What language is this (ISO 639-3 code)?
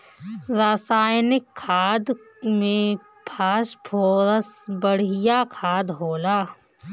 bho